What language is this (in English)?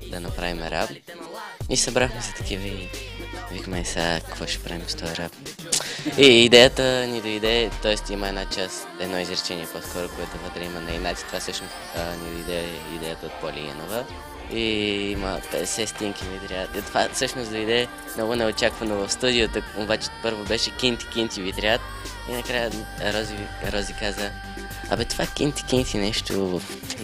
Bulgarian